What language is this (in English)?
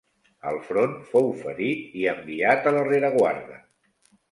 Catalan